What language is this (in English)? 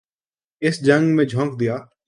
Urdu